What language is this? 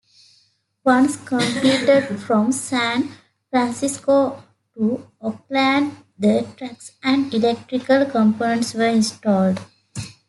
English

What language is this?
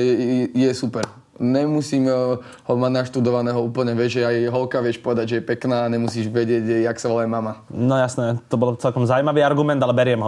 Slovak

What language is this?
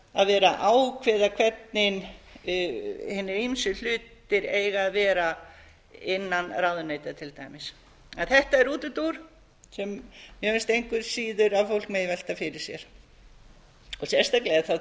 Icelandic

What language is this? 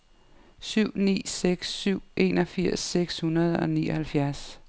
Danish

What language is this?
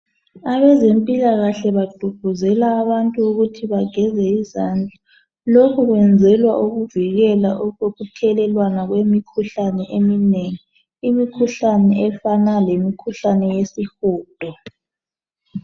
North Ndebele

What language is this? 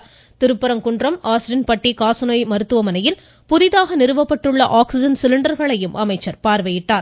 Tamil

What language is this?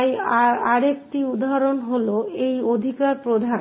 Bangla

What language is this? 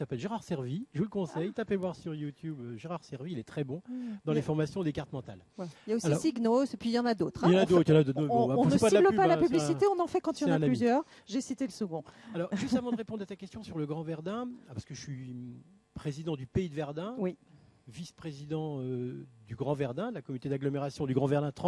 French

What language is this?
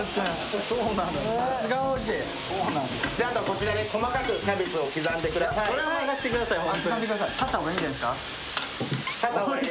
Japanese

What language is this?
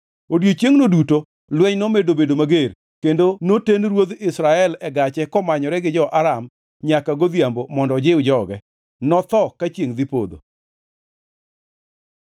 Luo (Kenya and Tanzania)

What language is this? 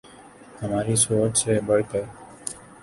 Urdu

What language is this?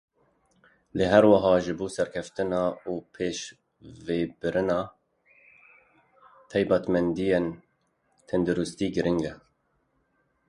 Kurdish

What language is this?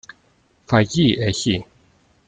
Greek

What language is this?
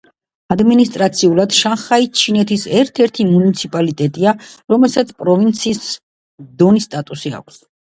Georgian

